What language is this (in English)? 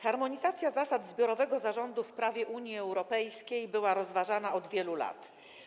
Polish